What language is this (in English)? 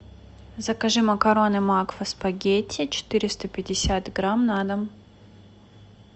Russian